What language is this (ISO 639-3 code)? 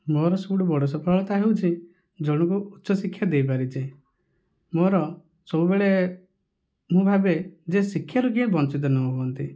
ori